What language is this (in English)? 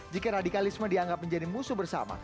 Indonesian